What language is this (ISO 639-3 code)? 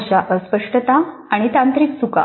mar